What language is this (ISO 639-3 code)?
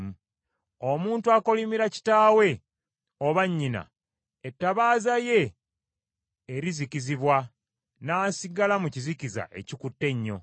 lug